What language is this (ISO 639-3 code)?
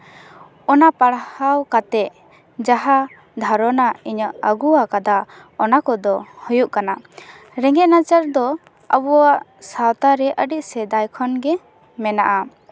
sat